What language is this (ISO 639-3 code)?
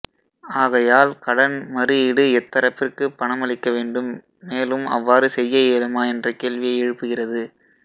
tam